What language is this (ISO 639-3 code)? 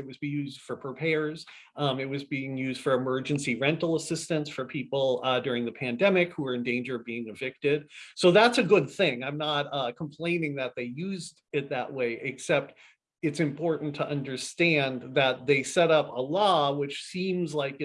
eng